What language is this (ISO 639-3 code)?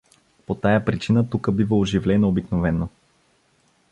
bul